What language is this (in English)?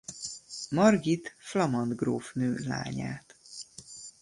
Hungarian